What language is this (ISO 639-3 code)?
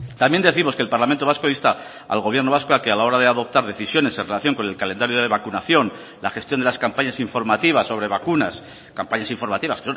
spa